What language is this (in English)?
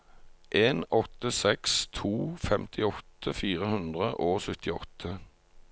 Norwegian